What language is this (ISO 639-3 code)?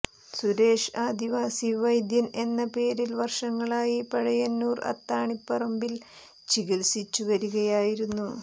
mal